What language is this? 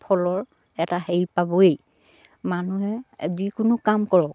Assamese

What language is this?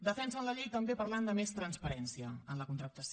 Catalan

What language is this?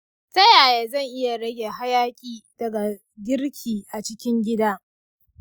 Hausa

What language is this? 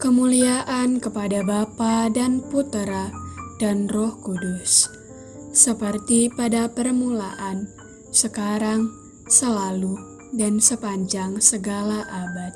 Indonesian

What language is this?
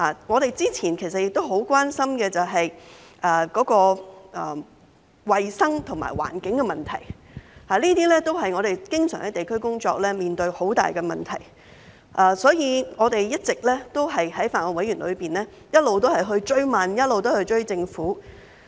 Cantonese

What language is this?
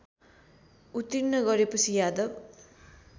Nepali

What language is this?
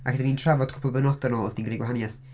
Welsh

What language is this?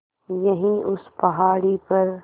Hindi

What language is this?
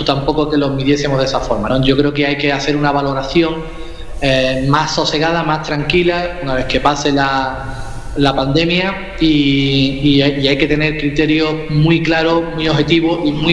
Spanish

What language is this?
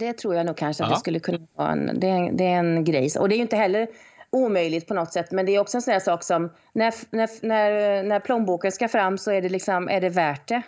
Swedish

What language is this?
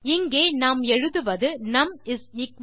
Tamil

